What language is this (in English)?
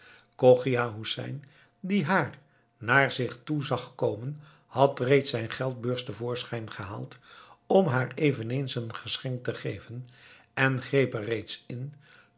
Dutch